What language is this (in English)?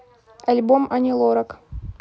Russian